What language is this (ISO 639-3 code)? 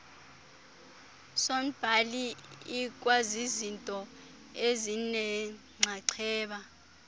xho